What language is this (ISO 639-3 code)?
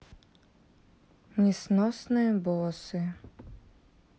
rus